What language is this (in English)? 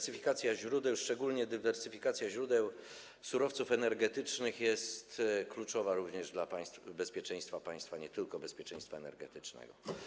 Polish